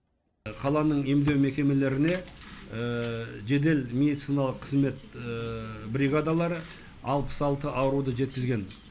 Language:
Kazakh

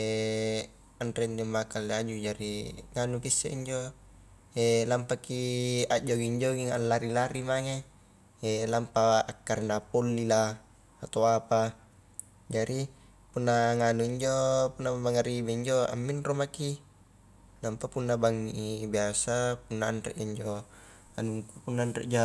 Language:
Highland Konjo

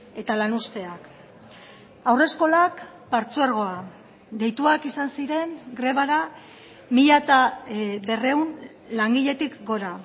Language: Basque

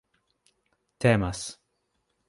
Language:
Esperanto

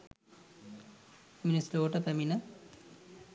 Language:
Sinhala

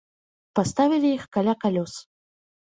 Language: Belarusian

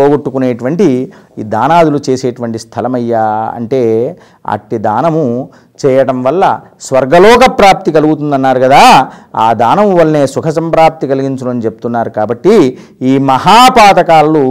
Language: Telugu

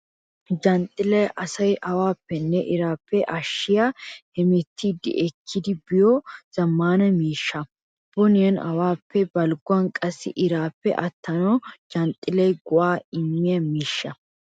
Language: Wolaytta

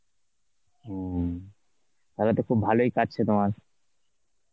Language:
Bangla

